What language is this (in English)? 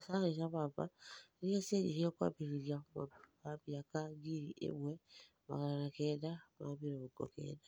Kikuyu